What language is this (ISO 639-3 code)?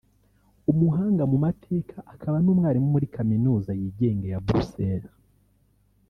kin